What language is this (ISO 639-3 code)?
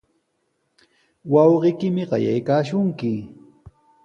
qws